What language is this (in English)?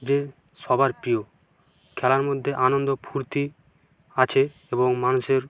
Bangla